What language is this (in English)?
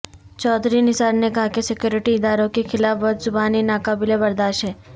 Urdu